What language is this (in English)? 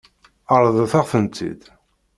Kabyle